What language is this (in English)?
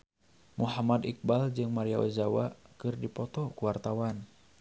Sundanese